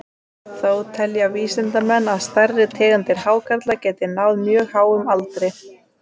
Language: Icelandic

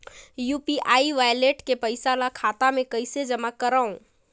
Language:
Chhattisgarhi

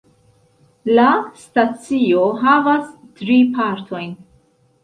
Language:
Esperanto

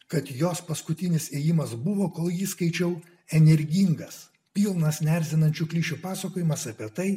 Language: Lithuanian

